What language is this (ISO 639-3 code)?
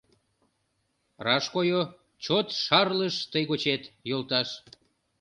chm